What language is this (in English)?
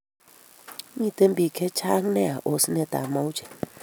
Kalenjin